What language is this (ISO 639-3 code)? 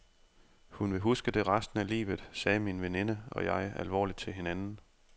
dan